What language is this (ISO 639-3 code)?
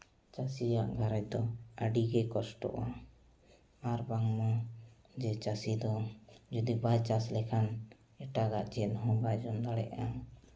sat